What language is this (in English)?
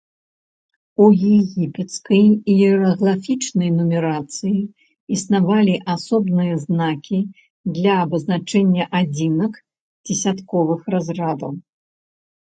Belarusian